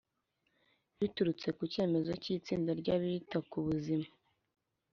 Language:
Kinyarwanda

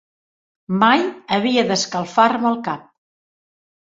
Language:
Catalan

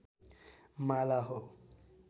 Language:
Nepali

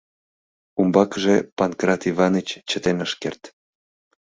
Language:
Mari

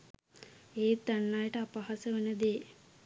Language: Sinhala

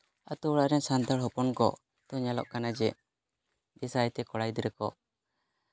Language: Santali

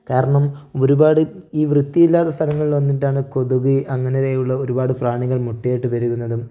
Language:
Malayalam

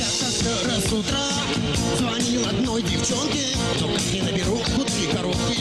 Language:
Russian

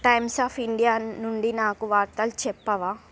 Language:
Telugu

